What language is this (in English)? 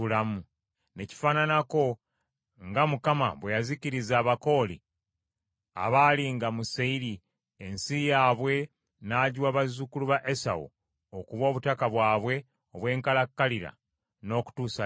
Ganda